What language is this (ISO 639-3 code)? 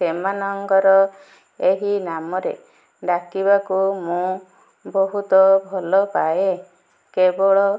ori